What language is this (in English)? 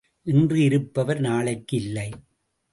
Tamil